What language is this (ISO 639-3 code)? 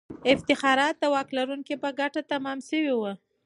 pus